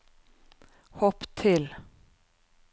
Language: Norwegian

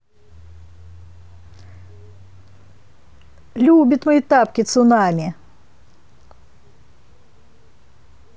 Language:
Russian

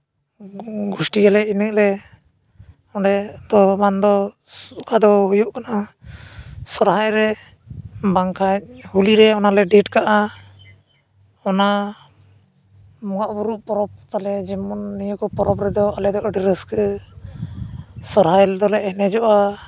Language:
Santali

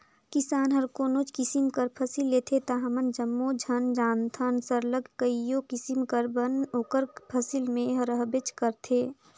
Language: Chhattisgarhi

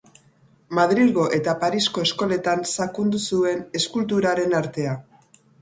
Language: Basque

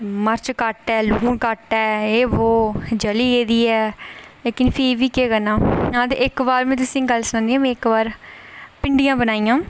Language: Dogri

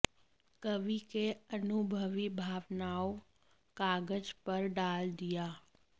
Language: Hindi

